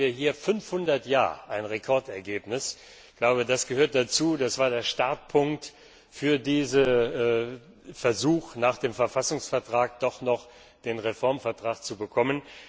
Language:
German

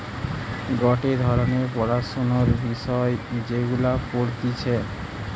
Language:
Bangla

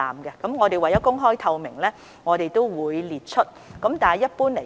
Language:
Cantonese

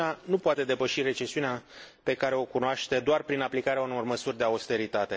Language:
Romanian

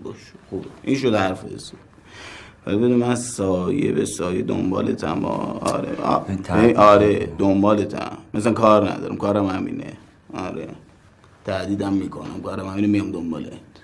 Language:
Persian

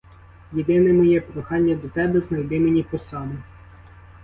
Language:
Ukrainian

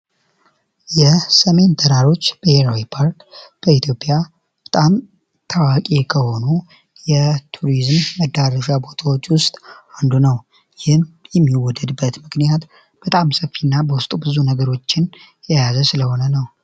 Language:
Amharic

